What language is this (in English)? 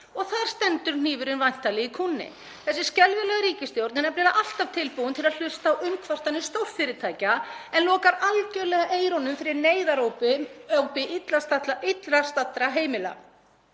Icelandic